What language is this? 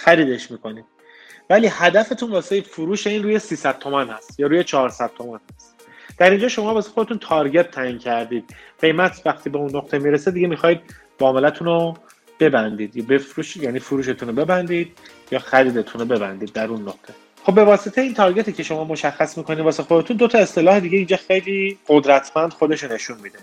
Persian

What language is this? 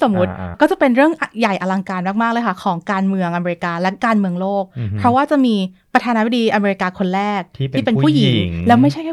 Thai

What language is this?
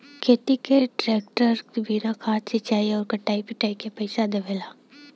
Bhojpuri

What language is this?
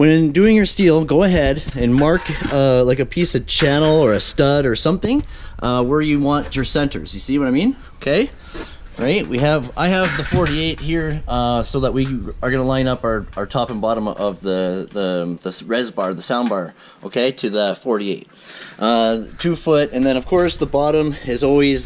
English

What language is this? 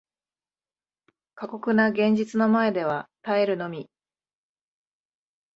Japanese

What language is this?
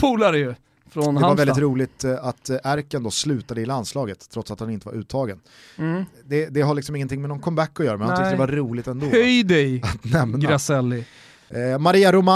Swedish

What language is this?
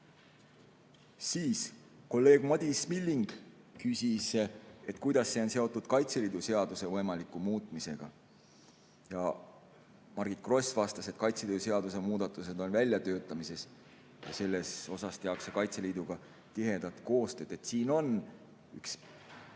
Estonian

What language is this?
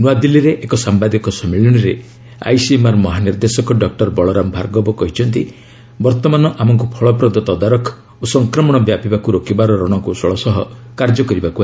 Odia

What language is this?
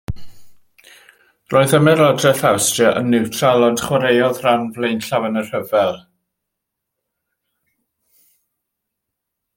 Welsh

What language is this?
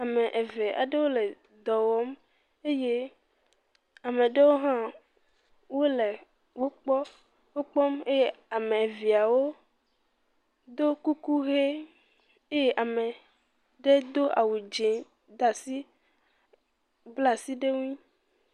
Ewe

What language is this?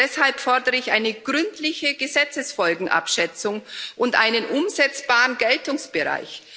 German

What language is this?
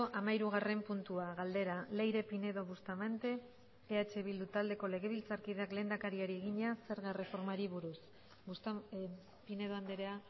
Basque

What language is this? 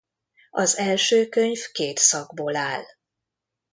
Hungarian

